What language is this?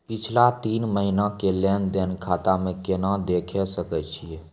Maithili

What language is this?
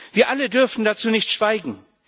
German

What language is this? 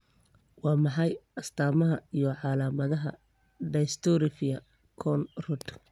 Somali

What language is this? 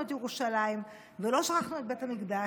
Hebrew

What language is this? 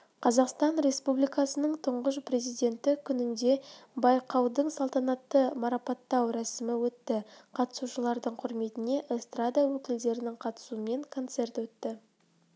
Kazakh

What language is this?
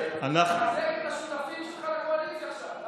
Hebrew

